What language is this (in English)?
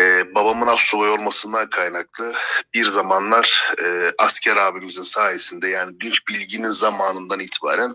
Turkish